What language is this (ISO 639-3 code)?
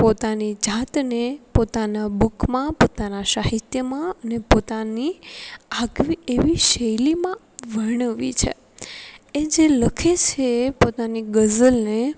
guj